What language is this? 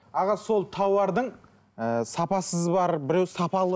Kazakh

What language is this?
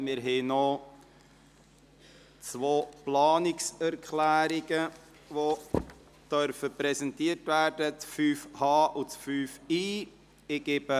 Swiss German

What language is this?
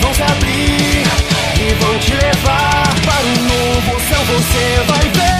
Romanian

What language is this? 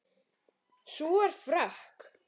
Icelandic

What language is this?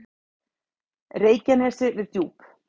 Icelandic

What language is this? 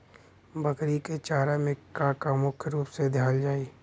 Bhojpuri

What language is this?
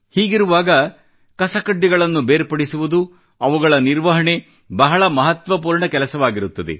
Kannada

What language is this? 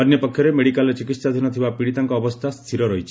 Odia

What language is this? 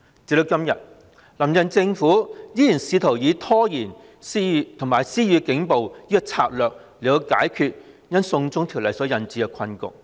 Cantonese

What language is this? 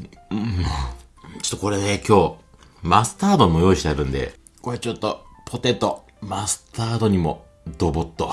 Japanese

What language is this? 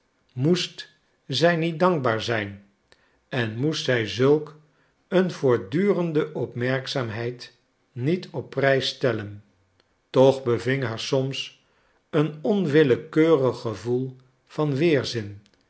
Dutch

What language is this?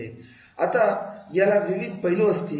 Marathi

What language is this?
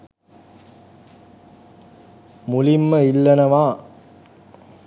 Sinhala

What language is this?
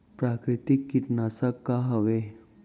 Chhattisgarhi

